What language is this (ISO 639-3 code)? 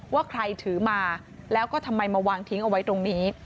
tha